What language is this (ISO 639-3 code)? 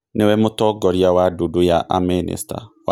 kik